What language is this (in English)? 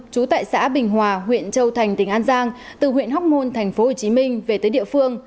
Vietnamese